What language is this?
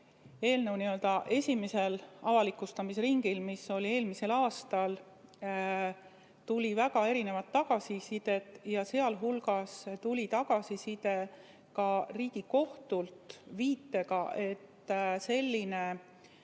Estonian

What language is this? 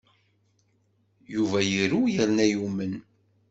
Kabyle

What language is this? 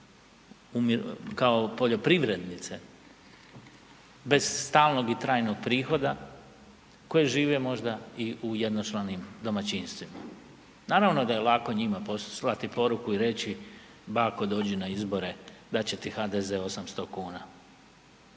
Croatian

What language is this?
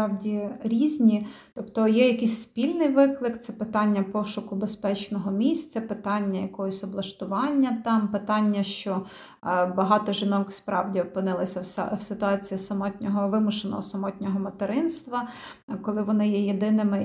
Ukrainian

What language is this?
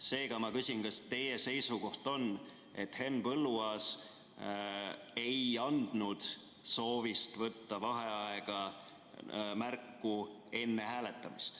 Estonian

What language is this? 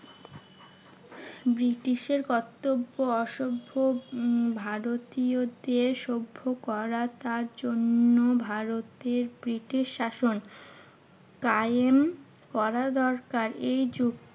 Bangla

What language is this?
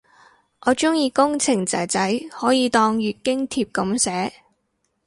Cantonese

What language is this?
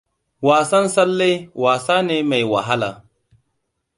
Hausa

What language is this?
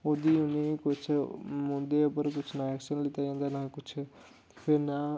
Dogri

